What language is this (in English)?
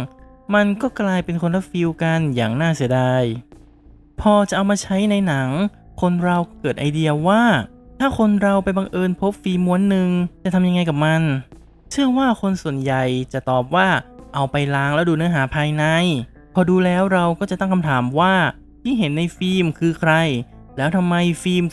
Thai